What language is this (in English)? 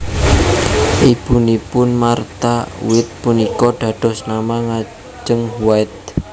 Javanese